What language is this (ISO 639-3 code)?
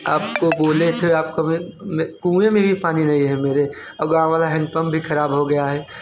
hin